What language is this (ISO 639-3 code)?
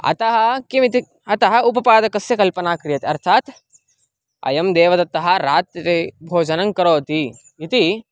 san